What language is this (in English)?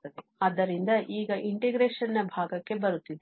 Kannada